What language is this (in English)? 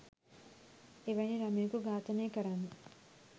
Sinhala